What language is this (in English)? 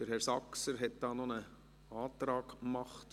Swiss German